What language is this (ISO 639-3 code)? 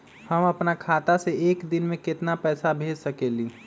mag